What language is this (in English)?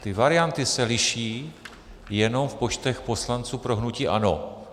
Czech